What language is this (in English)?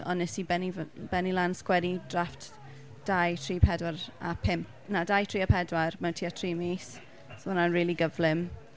Welsh